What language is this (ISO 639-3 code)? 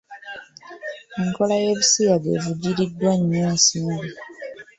lug